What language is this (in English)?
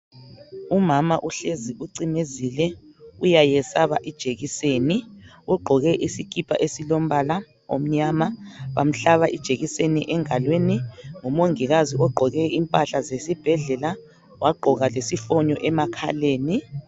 North Ndebele